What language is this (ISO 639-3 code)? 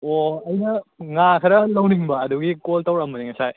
mni